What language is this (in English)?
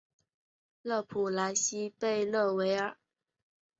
Chinese